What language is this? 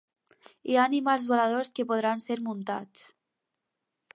Catalan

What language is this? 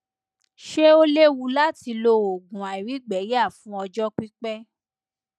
Yoruba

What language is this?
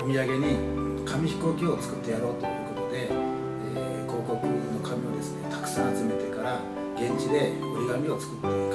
Japanese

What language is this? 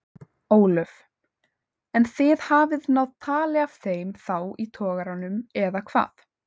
Icelandic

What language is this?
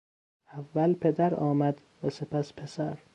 Persian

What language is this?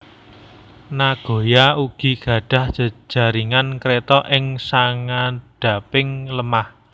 Javanese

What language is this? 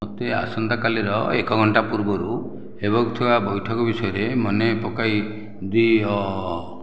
Odia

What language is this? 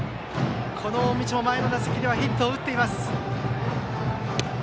Japanese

